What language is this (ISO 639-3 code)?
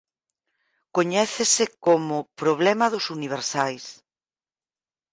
glg